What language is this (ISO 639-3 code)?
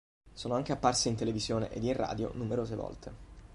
ita